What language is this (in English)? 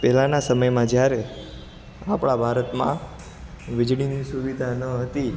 Gujarati